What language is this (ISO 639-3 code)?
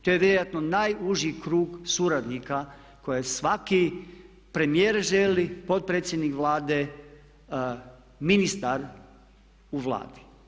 hrv